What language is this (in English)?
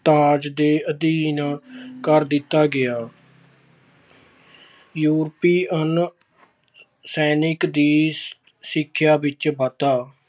Punjabi